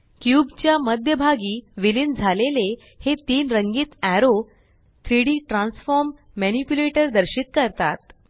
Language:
Marathi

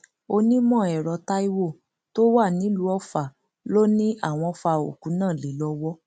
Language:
Yoruba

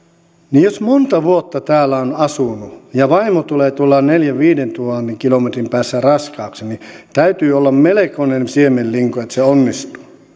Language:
Finnish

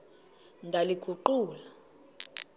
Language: Xhosa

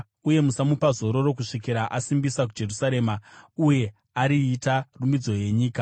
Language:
Shona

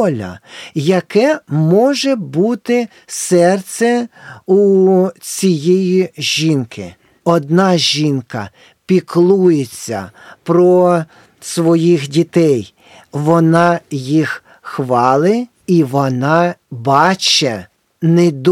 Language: Ukrainian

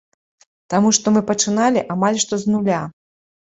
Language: Belarusian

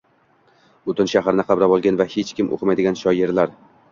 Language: Uzbek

